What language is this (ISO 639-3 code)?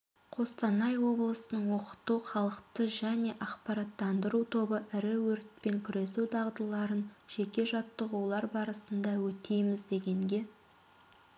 kaz